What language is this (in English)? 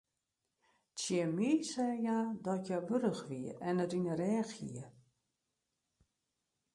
Western Frisian